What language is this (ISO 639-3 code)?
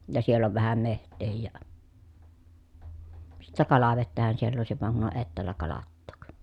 fin